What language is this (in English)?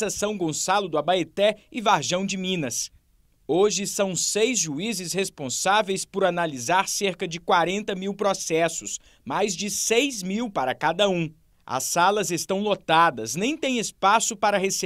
Portuguese